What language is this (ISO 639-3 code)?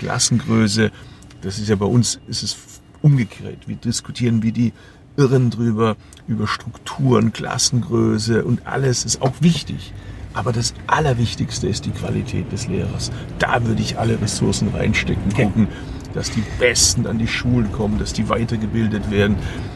deu